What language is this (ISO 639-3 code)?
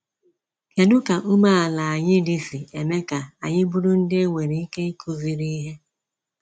ibo